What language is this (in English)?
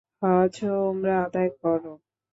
Bangla